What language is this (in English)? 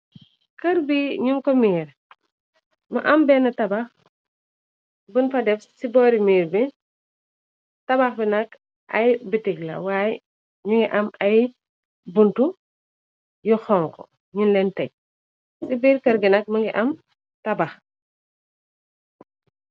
Wolof